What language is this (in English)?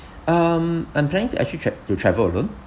English